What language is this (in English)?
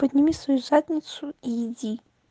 Russian